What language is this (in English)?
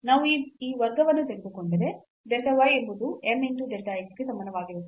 Kannada